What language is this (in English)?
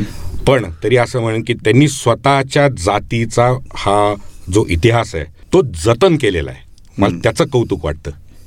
Marathi